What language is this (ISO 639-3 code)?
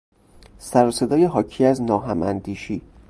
fas